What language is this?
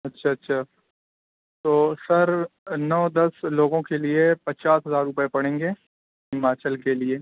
Urdu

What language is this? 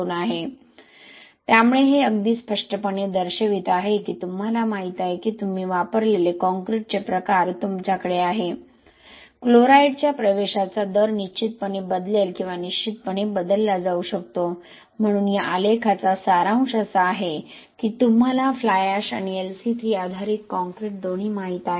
Marathi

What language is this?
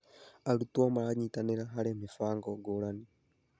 Kikuyu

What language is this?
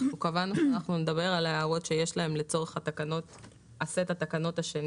Hebrew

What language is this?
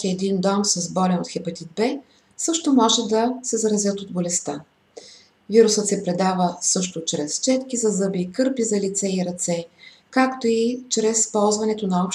Bulgarian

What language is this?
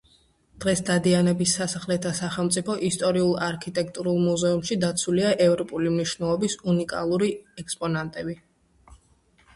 Georgian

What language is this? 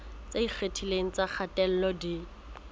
Southern Sotho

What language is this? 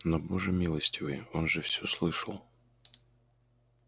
Russian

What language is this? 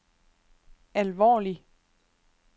Danish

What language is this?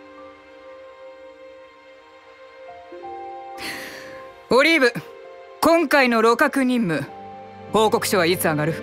Japanese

